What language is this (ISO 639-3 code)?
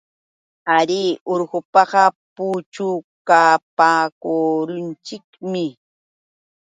qux